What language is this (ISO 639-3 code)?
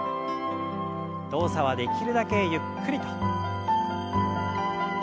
jpn